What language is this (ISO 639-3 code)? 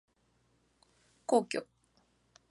jpn